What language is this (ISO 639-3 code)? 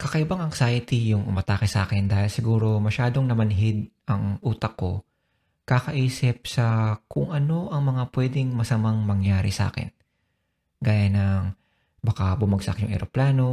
fil